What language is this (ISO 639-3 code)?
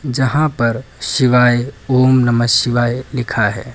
hin